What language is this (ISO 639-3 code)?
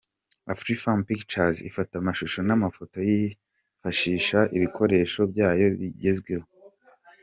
kin